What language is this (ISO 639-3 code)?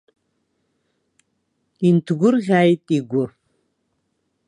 abk